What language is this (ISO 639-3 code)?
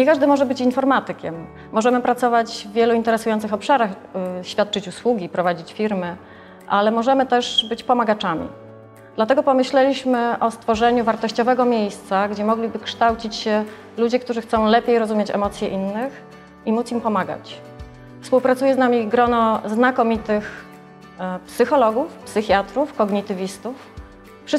pol